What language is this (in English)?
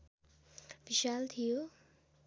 Nepali